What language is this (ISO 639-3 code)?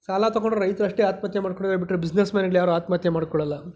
kan